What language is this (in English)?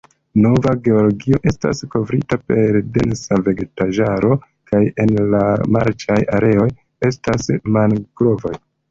Esperanto